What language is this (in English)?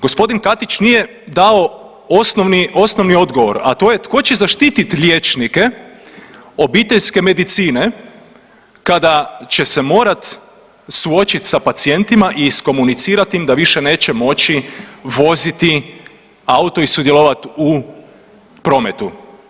Croatian